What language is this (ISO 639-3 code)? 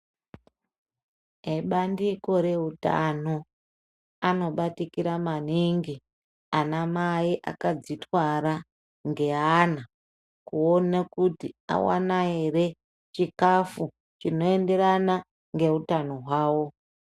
ndc